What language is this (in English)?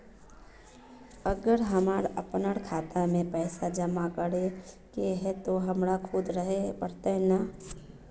Magahi